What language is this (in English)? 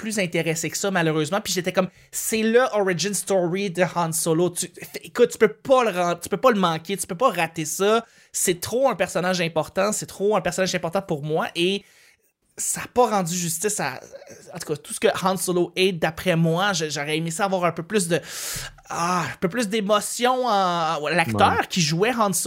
French